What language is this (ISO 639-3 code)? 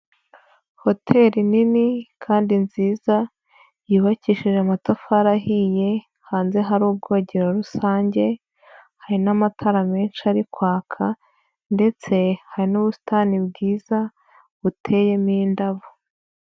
kin